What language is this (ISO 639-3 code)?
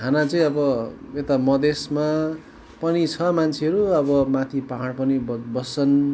nep